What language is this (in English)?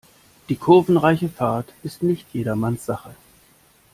German